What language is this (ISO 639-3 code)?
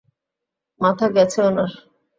ben